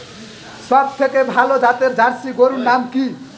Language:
Bangla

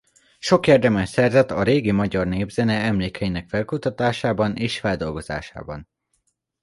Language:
Hungarian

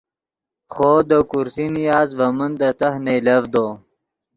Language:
Yidgha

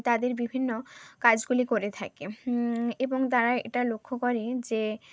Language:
Bangla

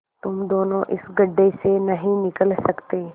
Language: Hindi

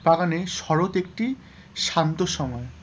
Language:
Bangla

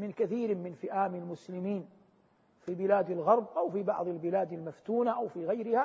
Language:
Arabic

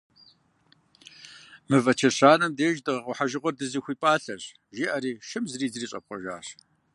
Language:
Kabardian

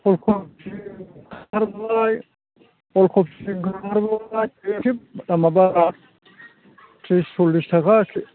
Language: Bodo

